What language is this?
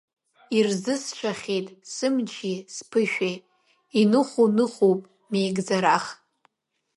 Abkhazian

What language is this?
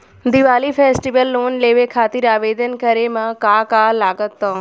Bhojpuri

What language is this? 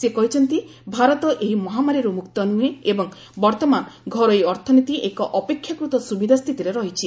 Odia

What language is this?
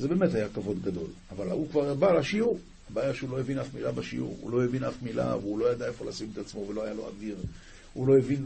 Hebrew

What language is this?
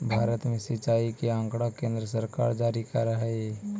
Magahi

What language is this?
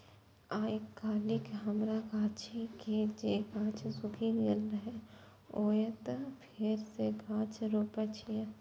Maithili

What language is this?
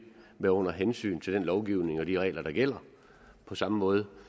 Danish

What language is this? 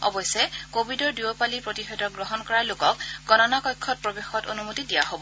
Assamese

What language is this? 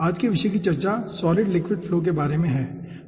Hindi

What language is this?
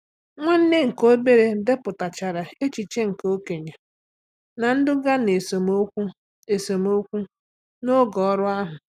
Igbo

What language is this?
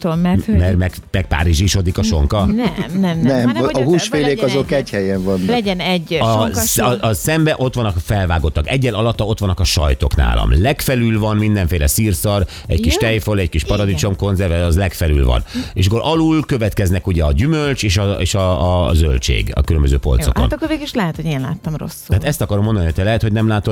Hungarian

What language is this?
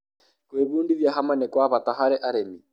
Kikuyu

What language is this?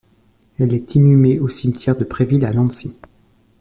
French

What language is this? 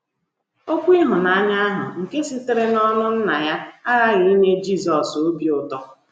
Igbo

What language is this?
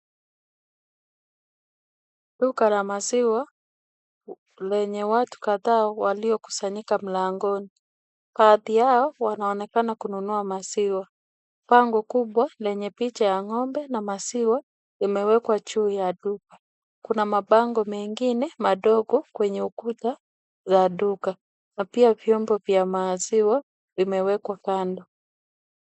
Swahili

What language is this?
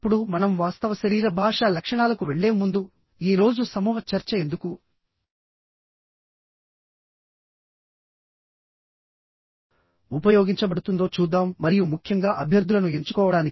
Telugu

